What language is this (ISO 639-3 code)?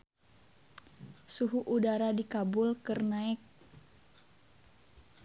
sun